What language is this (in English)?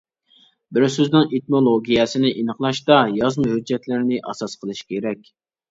Uyghur